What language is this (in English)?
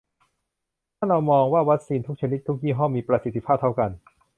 Thai